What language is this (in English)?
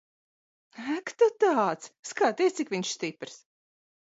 Latvian